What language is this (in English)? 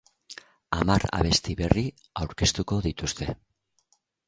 Basque